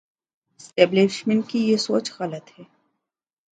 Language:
Urdu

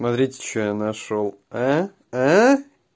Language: Russian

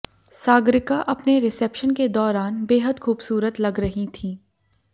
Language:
Hindi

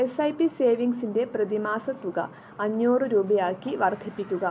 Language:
Malayalam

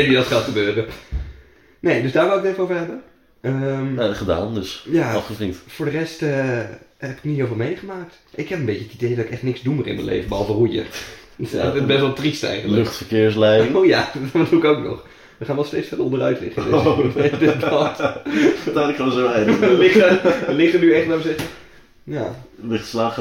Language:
Dutch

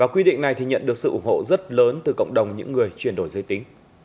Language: Vietnamese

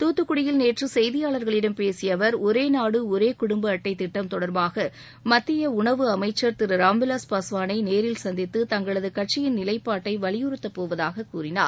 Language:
Tamil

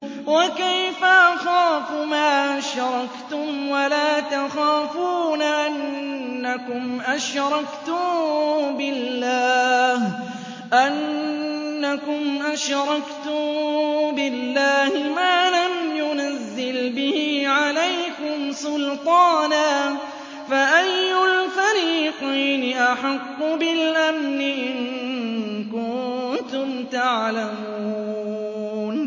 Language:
Arabic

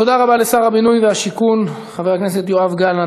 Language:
Hebrew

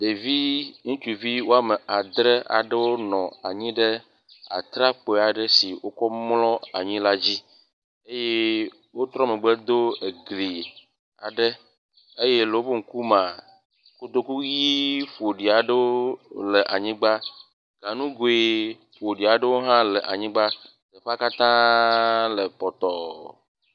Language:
Ewe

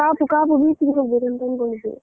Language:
Kannada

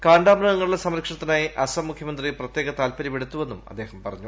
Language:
Malayalam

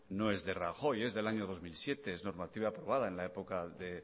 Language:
Spanish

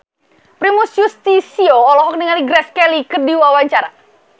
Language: Sundanese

